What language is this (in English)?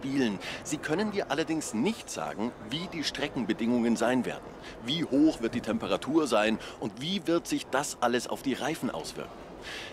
German